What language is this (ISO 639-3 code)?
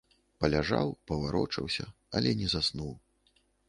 bel